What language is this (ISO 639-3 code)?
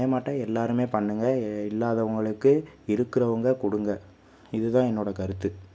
tam